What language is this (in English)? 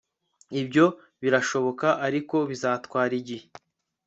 Kinyarwanda